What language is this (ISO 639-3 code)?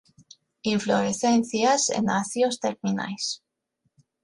glg